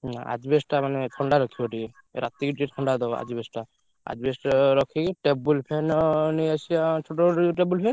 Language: Odia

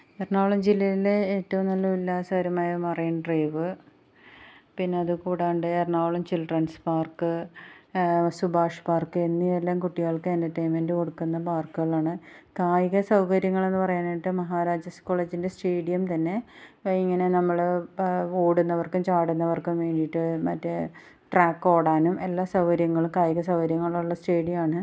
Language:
Malayalam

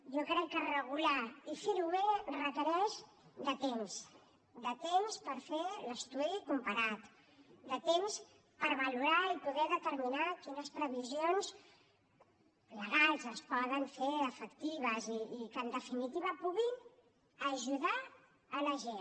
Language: Catalan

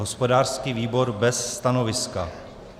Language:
Czech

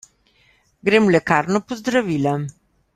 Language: Slovenian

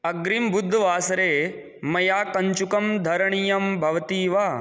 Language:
Sanskrit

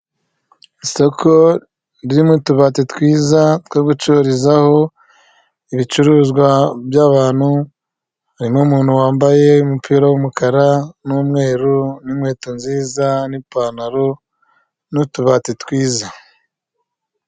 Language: Kinyarwanda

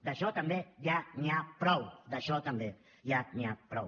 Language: Catalan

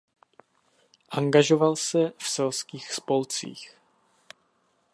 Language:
Czech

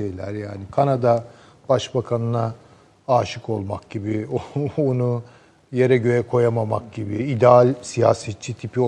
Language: Turkish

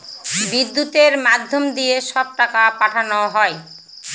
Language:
Bangla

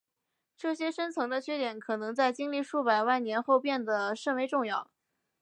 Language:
Chinese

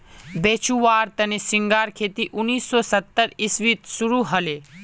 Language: Magahi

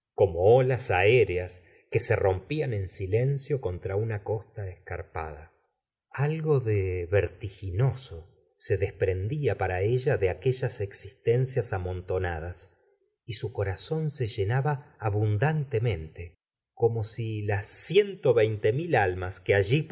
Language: Spanish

